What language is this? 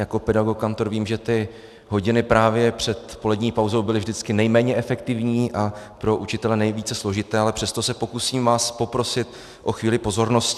Czech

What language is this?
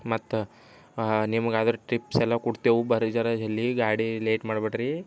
Kannada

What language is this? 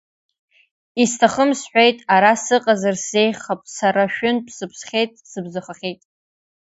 Abkhazian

